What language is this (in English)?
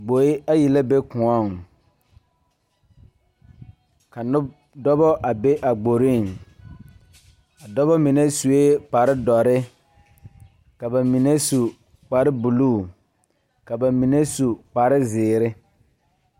Southern Dagaare